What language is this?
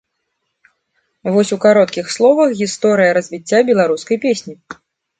Belarusian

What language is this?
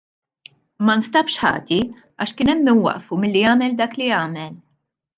Maltese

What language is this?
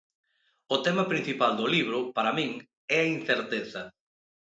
Galician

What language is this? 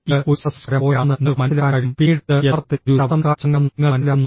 Malayalam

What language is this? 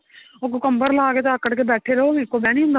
Punjabi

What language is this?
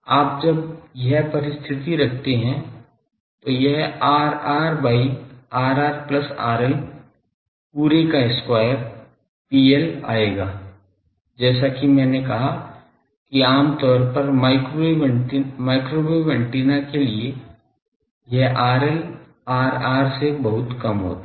Hindi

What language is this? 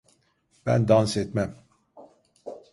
Turkish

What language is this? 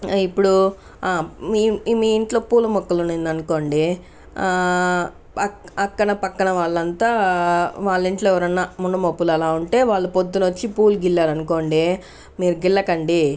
Telugu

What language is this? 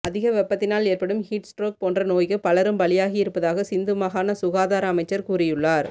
Tamil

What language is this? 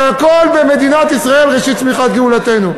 Hebrew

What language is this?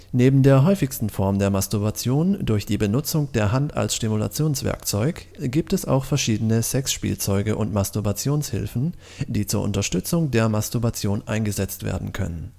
German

